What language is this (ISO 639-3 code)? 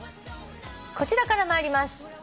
jpn